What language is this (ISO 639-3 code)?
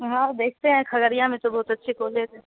urd